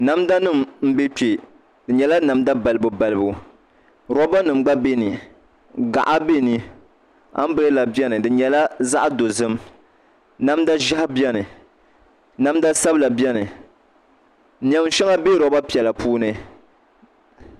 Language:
Dagbani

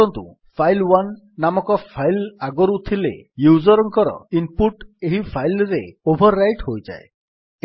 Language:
Odia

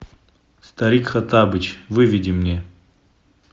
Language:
Russian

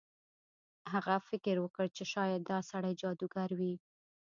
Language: Pashto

